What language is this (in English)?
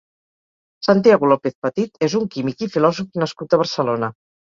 Catalan